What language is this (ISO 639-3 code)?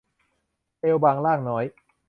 tha